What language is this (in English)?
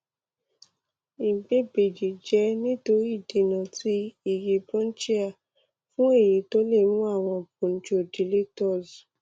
Yoruba